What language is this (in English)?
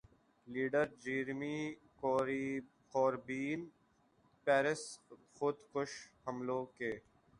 Urdu